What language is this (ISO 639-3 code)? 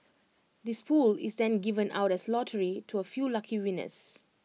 eng